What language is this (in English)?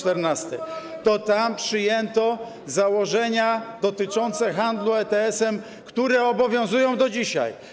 Polish